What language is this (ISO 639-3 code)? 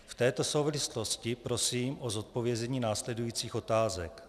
ces